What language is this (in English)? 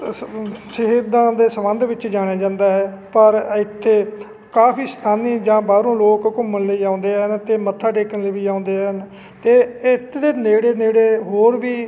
Punjabi